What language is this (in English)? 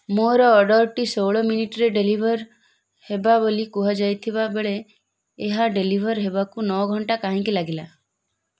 Odia